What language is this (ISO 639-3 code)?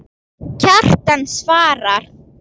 isl